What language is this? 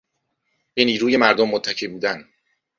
Persian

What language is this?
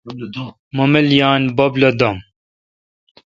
Kalkoti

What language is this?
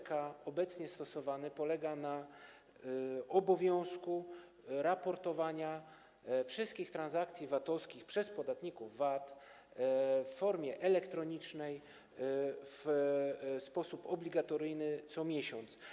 Polish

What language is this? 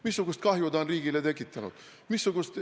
Estonian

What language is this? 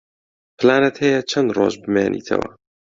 Central Kurdish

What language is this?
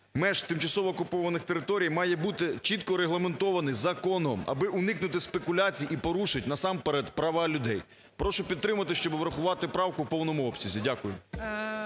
Ukrainian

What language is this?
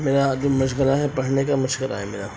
Urdu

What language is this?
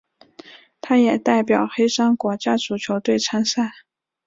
Chinese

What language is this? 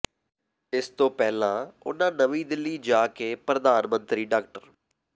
Punjabi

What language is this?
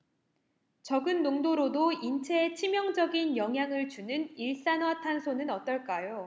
Korean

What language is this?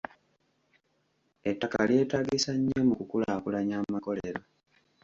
Ganda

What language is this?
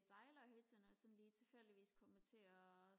Danish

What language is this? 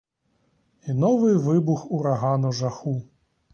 Ukrainian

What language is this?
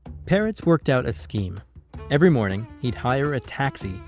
English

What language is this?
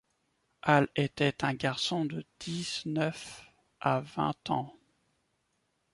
French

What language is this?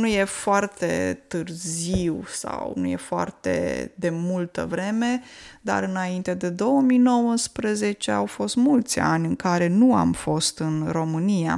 Romanian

